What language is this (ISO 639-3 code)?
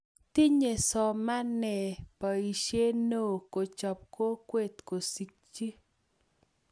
kln